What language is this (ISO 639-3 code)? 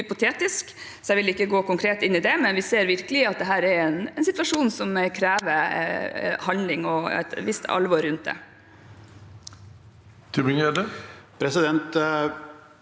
nor